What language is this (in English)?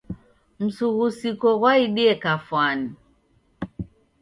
Taita